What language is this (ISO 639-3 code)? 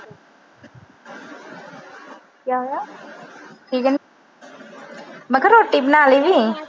pan